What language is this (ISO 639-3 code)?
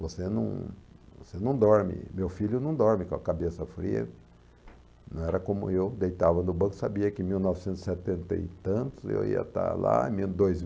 por